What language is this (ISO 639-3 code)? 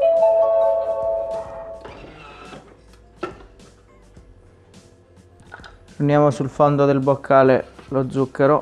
ita